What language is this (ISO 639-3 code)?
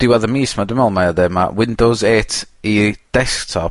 cym